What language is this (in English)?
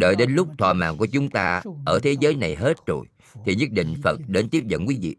Vietnamese